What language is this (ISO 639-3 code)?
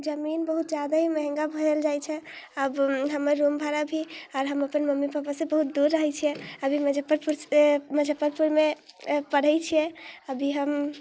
mai